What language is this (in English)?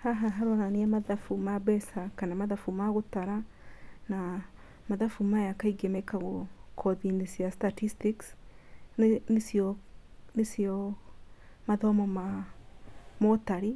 Kikuyu